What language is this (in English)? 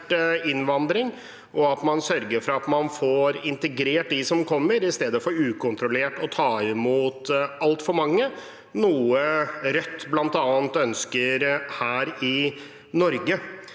Norwegian